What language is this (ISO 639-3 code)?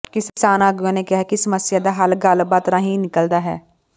pan